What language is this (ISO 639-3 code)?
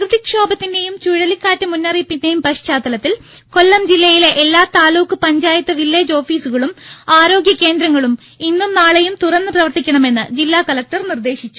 mal